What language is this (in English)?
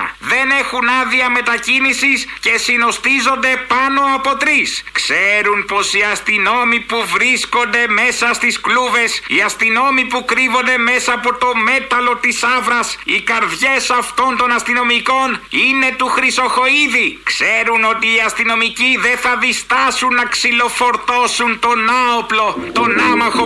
Greek